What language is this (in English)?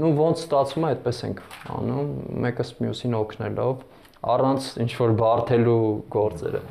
Romanian